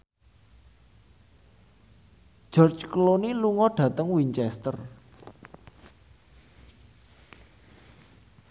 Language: Javanese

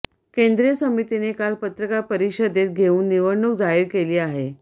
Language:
Marathi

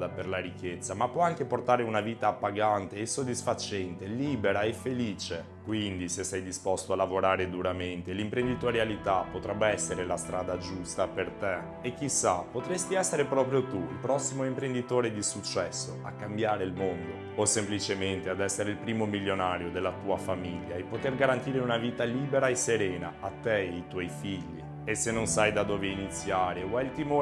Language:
Italian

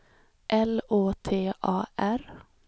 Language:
Swedish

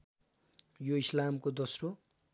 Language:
Nepali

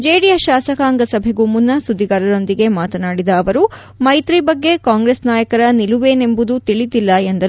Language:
Kannada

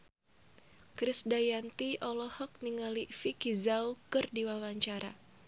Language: Sundanese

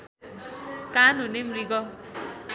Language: Nepali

